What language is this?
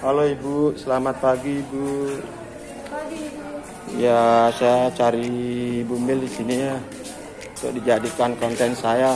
Indonesian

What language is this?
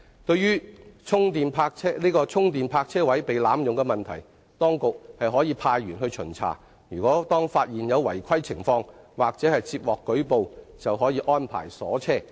Cantonese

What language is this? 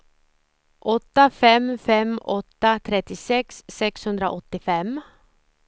Swedish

